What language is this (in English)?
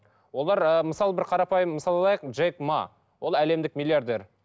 Kazakh